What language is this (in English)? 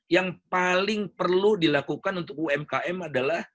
Indonesian